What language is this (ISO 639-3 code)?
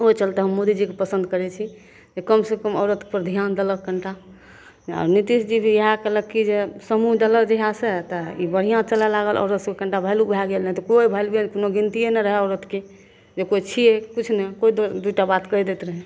mai